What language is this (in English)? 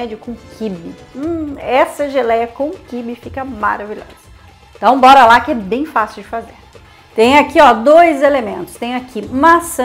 Portuguese